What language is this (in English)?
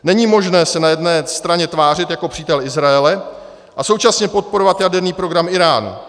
Czech